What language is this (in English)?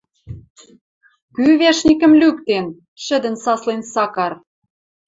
Western Mari